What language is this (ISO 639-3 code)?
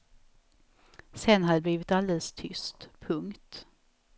swe